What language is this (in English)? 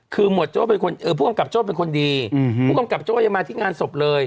Thai